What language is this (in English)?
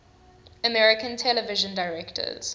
English